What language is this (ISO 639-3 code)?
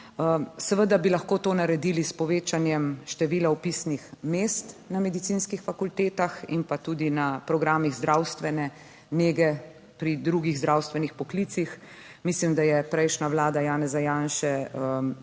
slv